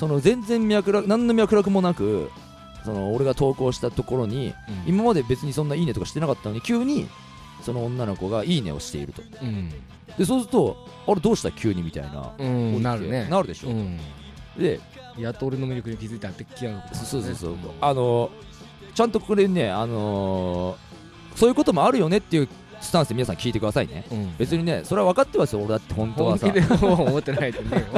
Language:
Japanese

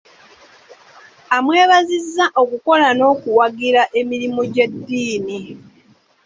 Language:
Ganda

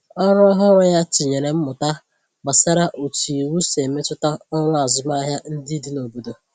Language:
Igbo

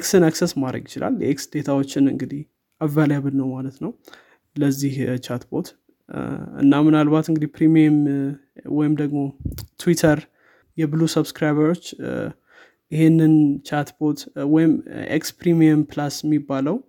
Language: Amharic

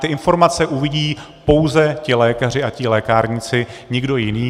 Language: Czech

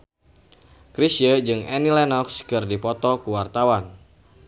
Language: Sundanese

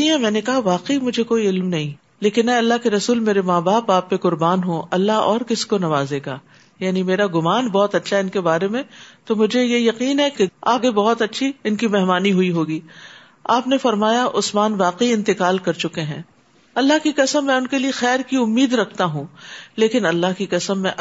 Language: Urdu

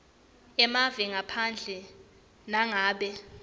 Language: Swati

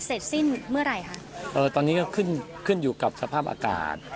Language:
Thai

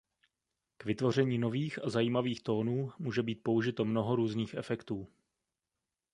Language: Czech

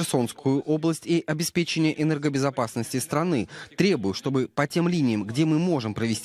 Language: Russian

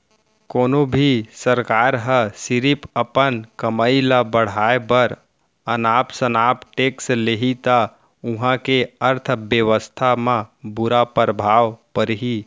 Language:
Chhattisgarhi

